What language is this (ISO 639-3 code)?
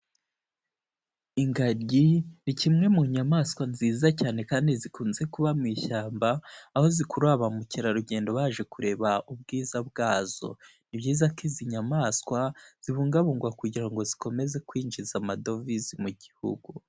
kin